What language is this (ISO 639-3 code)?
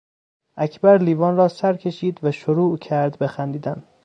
fas